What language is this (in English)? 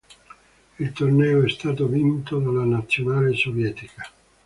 Italian